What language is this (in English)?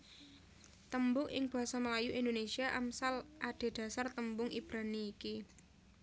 Javanese